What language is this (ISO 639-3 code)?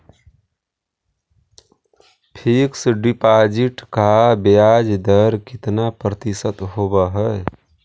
mag